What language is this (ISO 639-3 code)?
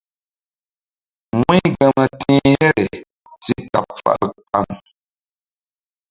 mdd